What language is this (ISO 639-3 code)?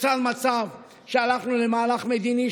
heb